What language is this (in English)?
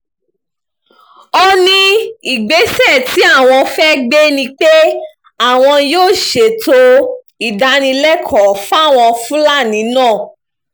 Yoruba